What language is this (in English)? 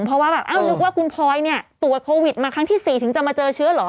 Thai